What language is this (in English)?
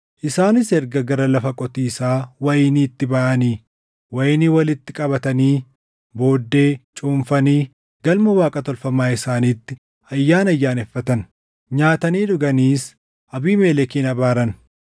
Oromo